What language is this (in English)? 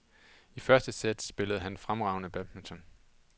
Danish